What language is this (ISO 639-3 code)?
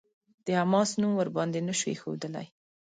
pus